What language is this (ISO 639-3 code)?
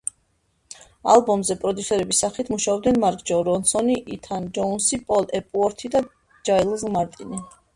kat